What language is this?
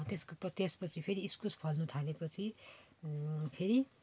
Nepali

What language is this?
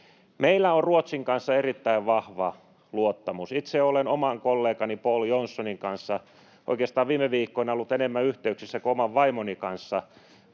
Finnish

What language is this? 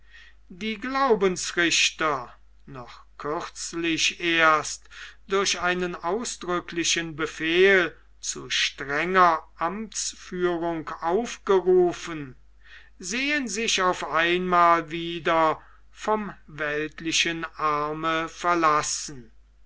German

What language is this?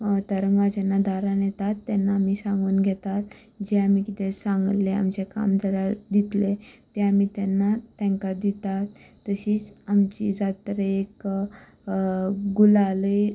Konkani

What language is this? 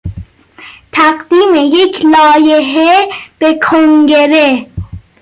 Persian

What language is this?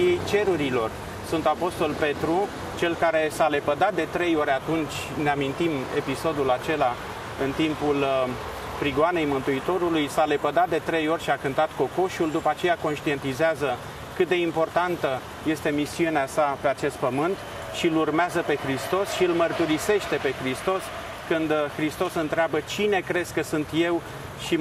Romanian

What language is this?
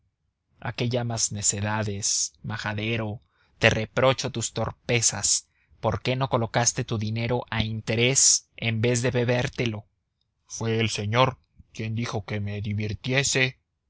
Spanish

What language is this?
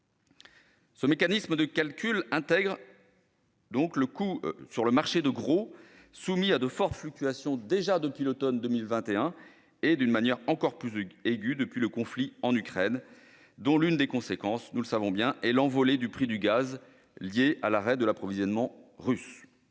French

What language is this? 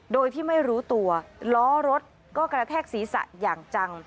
Thai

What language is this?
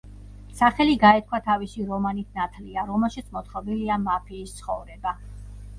Georgian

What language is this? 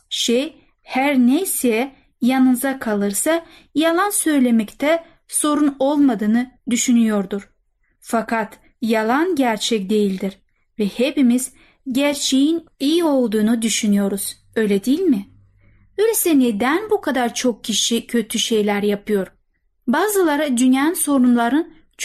Turkish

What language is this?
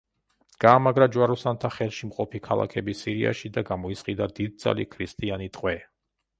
Georgian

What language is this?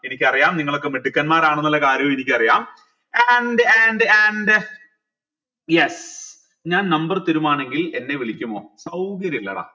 Malayalam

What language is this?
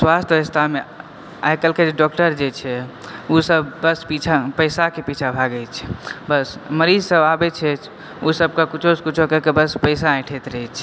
Maithili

